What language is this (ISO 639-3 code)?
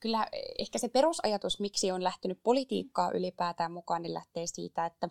fin